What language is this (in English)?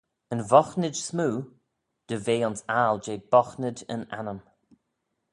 Manx